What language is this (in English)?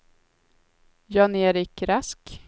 Swedish